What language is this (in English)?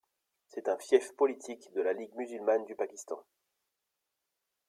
French